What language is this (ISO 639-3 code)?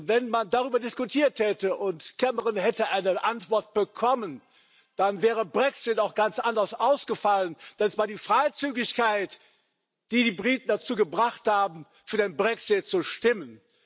deu